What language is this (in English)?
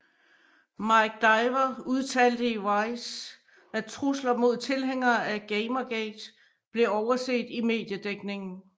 Danish